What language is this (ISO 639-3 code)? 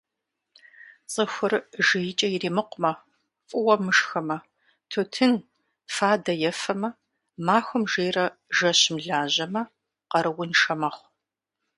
kbd